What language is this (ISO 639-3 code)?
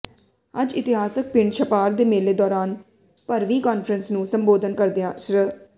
pan